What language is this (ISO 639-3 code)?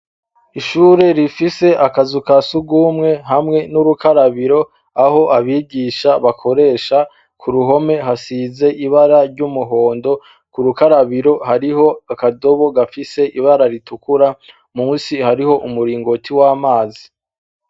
run